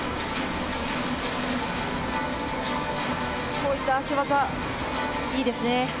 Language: Japanese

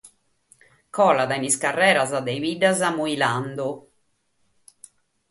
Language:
Sardinian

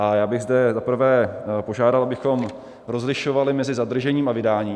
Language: Czech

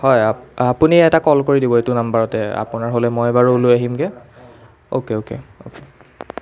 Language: Assamese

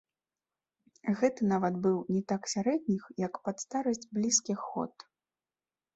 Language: Belarusian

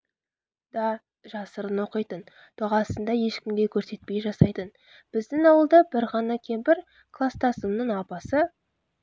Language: Kazakh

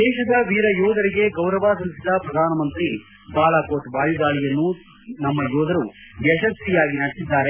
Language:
Kannada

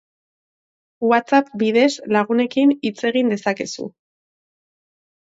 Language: Basque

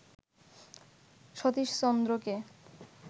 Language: Bangla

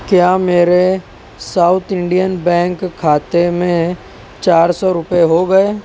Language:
Urdu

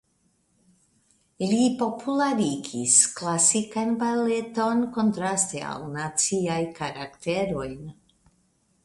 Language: Esperanto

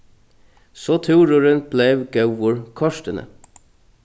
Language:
Faroese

